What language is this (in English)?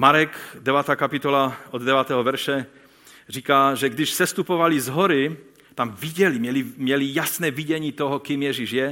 Czech